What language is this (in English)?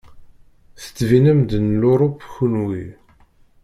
Kabyle